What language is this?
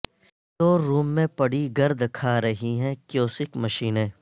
Urdu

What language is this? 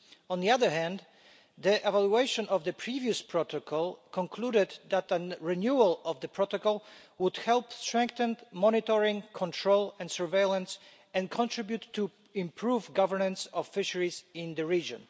English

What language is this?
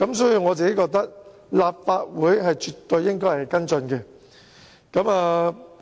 Cantonese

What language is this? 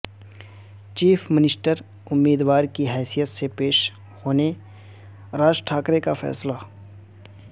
Urdu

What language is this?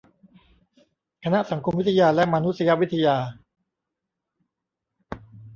Thai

